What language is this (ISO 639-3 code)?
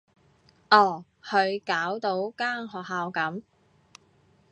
yue